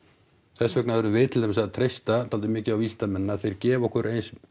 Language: Icelandic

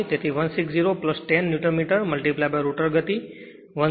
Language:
Gujarati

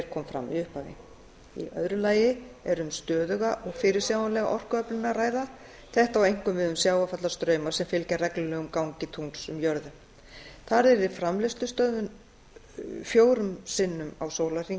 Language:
Icelandic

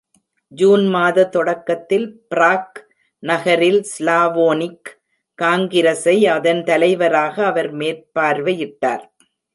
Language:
Tamil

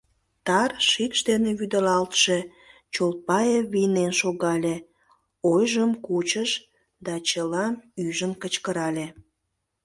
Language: Mari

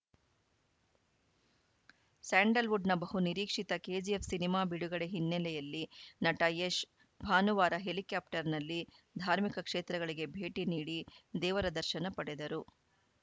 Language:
Kannada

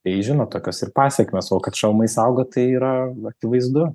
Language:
Lithuanian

